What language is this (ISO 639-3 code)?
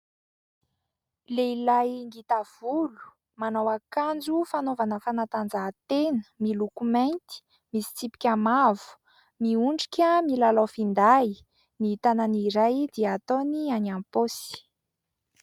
mlg